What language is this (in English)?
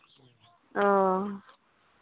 Santali